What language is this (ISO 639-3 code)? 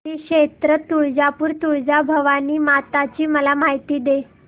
mar